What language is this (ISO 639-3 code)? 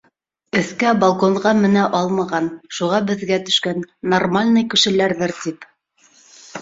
bak